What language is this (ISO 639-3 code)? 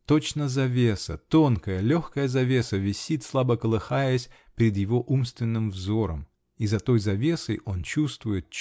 rus